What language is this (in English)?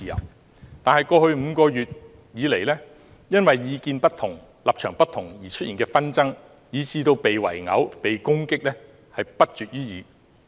Cantonese